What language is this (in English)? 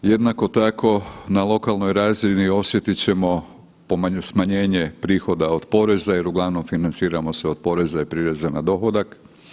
Croatian